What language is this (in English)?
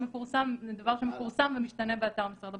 Hebrew